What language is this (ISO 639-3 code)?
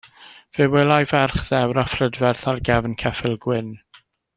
cym